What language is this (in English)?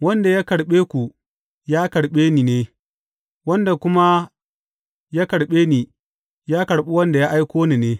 Hausa